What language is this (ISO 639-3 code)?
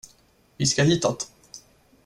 swe